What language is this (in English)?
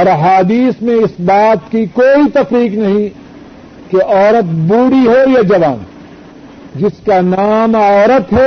Urdu